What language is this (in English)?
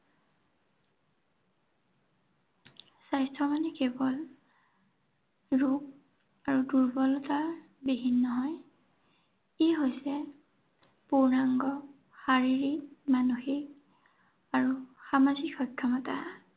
Assamese